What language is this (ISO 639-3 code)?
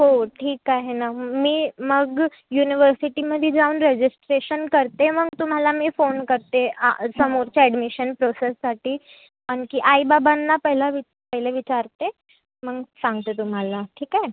mar